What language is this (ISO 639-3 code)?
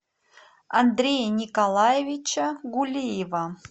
rus